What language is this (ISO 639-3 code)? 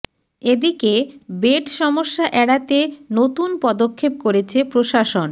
ben